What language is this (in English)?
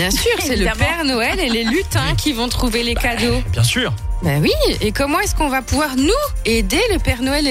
French